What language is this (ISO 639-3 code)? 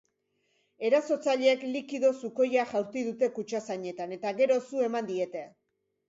eus